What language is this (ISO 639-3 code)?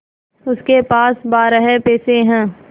hin